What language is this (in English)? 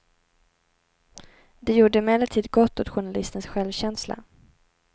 Swedish